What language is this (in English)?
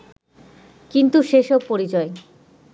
Bangla